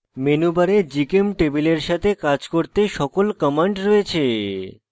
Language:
Bangla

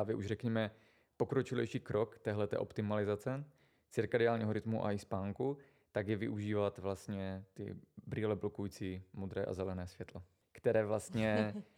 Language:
Czech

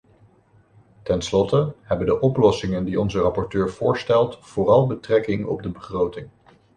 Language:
Dutch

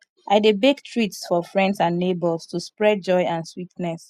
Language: Nigerian Pidgin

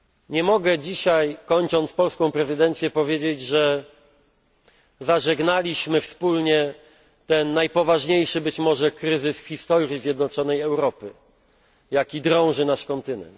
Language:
Polish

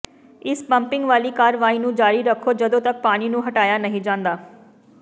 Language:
Punjabi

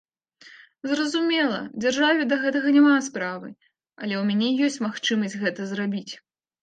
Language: Belarusian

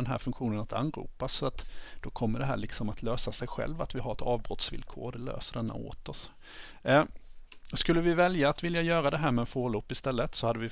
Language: Swedish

